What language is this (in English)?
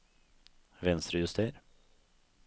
Norwegian